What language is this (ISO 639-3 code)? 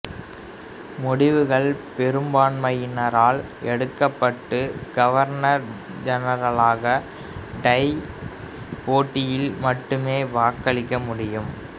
tam